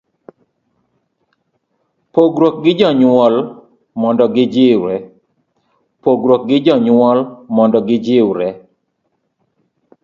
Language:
Luo (Kenya and Tanzania)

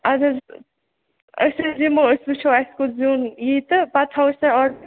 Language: Kashmiri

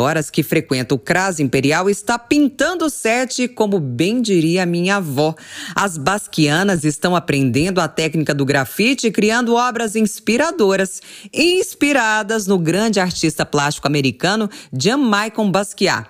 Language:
Portuguese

